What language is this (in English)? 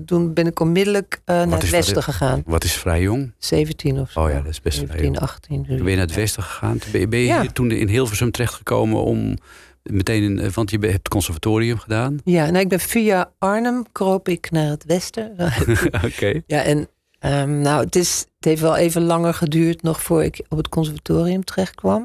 Dutch